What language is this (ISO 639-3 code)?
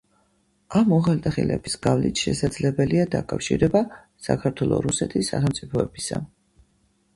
kat